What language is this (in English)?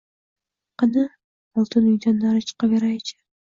Uzbek